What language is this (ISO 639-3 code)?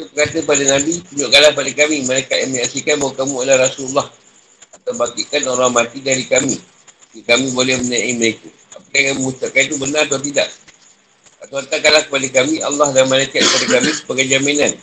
msa